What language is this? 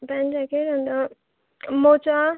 Nepali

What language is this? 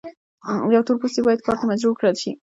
Pashto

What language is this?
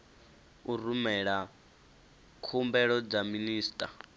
Venda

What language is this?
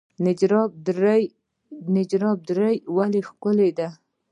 Pashto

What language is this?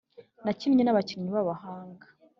Kinyarwanda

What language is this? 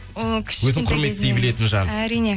Kazakh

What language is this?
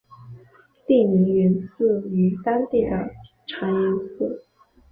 Chinese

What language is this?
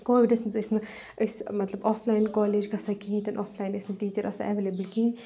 Kashmiri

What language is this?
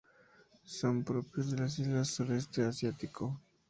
Spanish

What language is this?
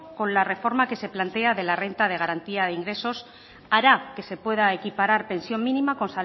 Spanish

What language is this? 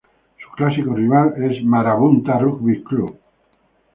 Spanish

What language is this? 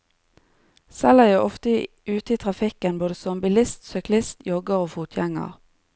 Norwegian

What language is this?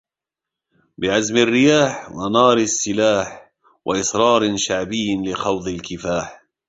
Arabic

